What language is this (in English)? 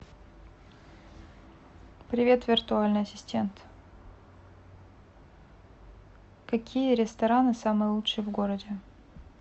Russian